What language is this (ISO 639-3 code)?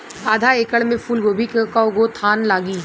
bho